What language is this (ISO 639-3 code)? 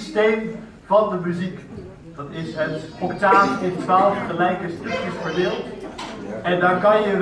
nld